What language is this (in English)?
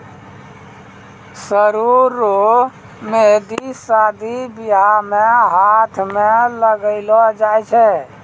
Maithili